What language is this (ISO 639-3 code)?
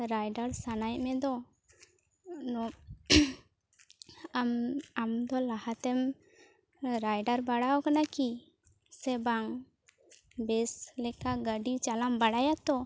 sat